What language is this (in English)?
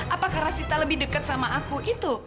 Indonesian